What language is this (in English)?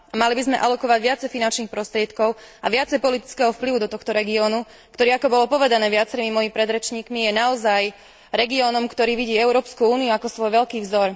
Slovak